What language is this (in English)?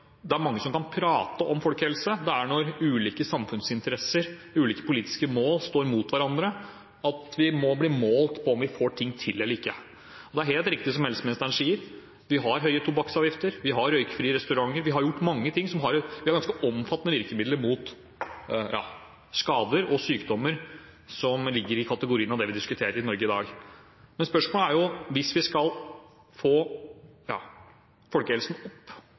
Norwegian Bokmål